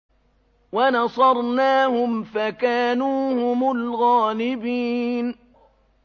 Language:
Arabic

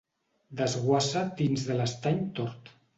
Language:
Catalan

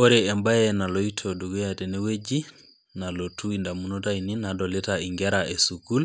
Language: Masai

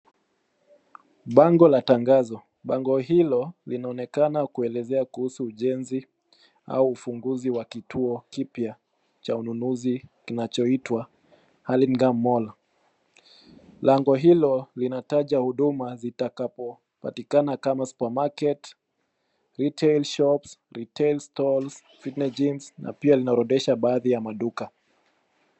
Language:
Swahili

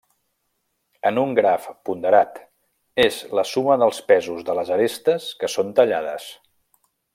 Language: Catalan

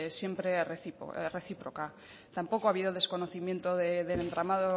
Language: Spanish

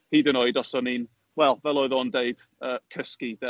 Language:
Welsh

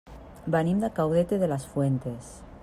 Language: Catalan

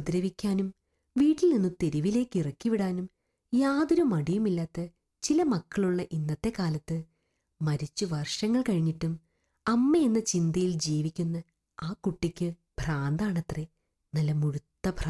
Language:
Malayalam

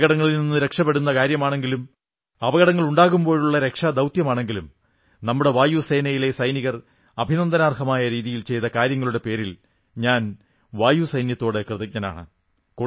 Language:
Malayalam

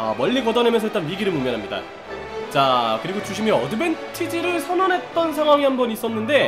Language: Korean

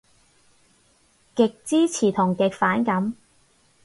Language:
Cantonese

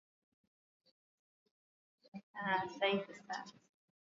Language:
Swahili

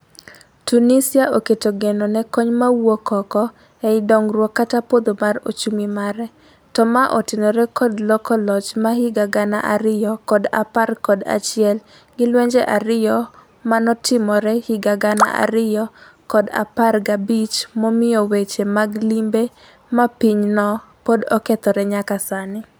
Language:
Luo (Kenya and Tanzania)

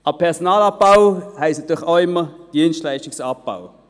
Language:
Swiss German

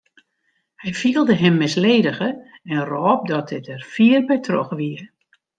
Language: Western Frisian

